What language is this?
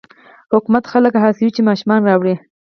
Pashto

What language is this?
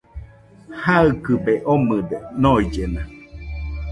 Nüpode Huitoto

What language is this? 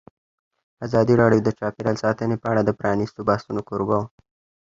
Pashto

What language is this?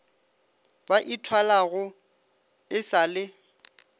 Northern Sotho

